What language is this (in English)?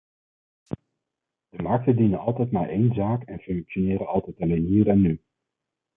Dutch